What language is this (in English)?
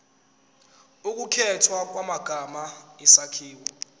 Zulu